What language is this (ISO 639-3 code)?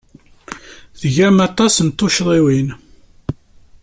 kab